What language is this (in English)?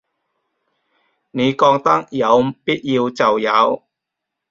Cantonese